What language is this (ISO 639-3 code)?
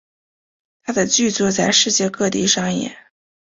zho